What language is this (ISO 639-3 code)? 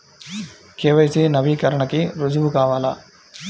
tel